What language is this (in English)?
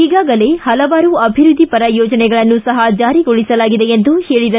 Kannada